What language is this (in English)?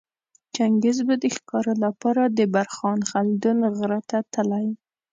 Pashto